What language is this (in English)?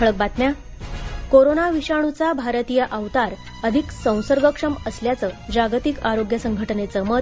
Marathi